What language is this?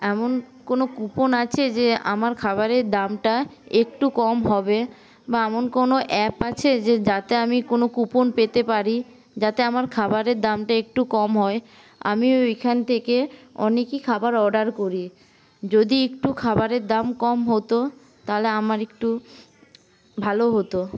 Bangla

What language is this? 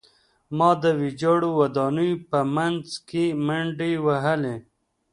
Pashto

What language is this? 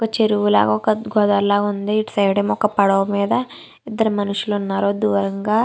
Telugu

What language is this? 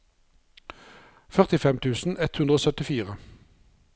Norwegian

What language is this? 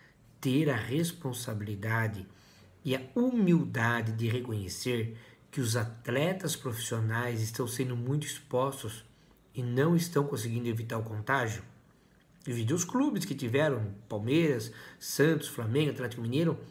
Portuguese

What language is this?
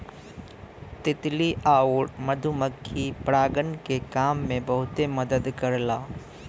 Bhojpuri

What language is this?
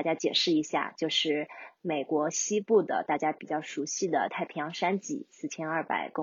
Chinese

